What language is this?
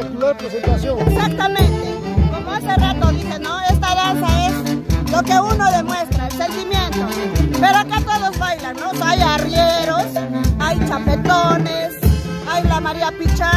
Spanish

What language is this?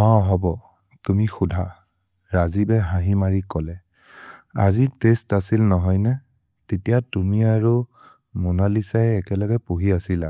Maria (India)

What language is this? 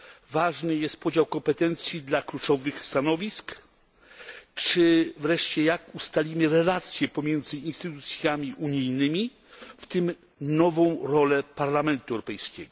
Polish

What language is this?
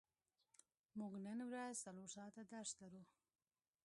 Pashto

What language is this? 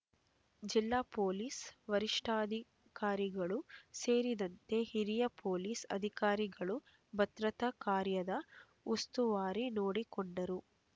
Kannada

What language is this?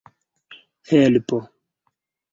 Esperanto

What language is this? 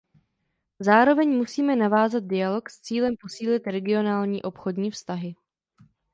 Czech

